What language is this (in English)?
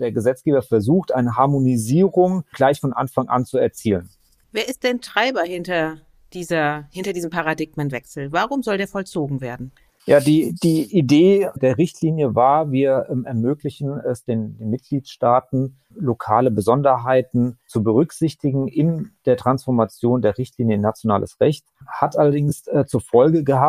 German